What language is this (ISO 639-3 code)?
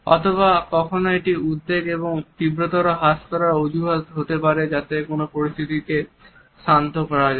ben